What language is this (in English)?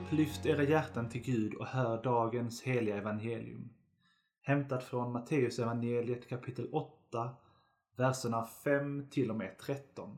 Swedish